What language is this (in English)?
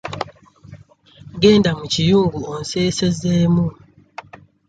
Ganda